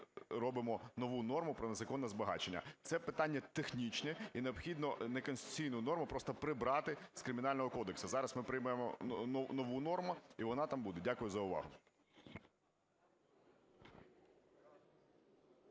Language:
Ukrainian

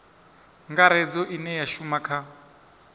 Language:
Venda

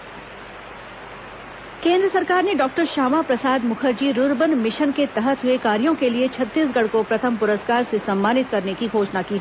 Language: Hindi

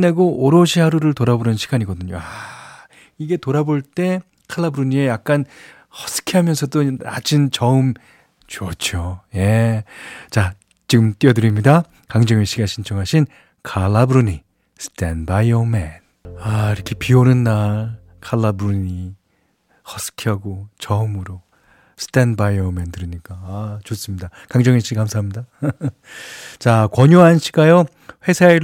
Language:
Korean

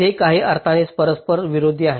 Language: Marathi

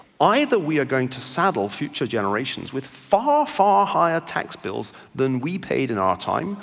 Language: English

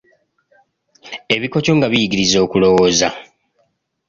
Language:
Ganda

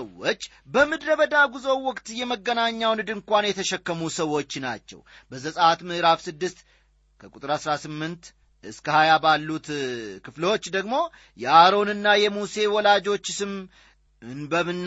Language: Amharic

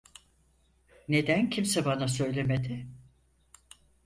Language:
Turkish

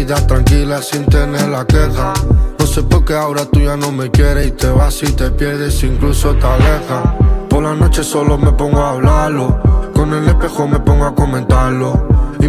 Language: Italian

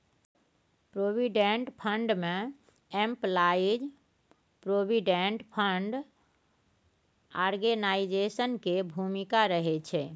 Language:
Maithili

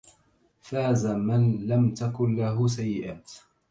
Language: Arabic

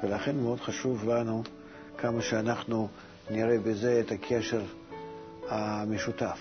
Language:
Hebrew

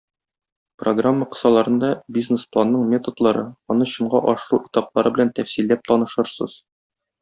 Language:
Tatar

